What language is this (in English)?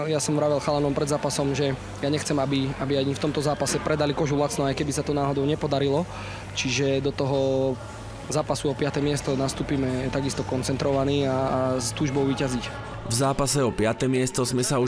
Slovak